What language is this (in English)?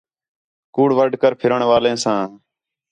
Khetrani